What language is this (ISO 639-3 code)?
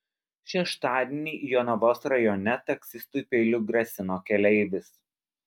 lit